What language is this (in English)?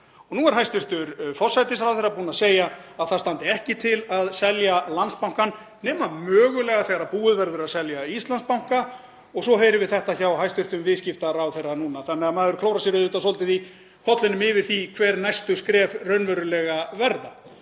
Icelandic